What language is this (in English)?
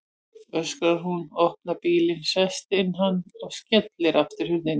Icelandic